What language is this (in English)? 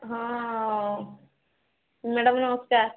Odia